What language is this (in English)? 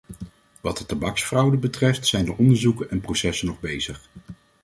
Dutch